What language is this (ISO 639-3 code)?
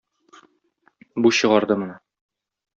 tat